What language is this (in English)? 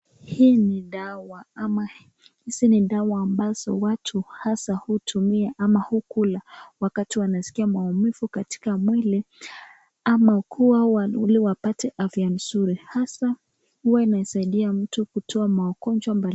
Swahili